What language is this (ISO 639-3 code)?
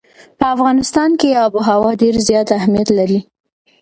pus